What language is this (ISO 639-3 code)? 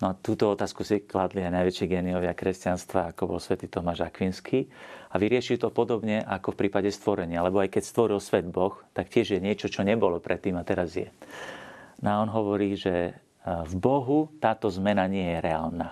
slk